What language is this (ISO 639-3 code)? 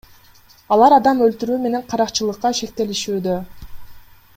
kir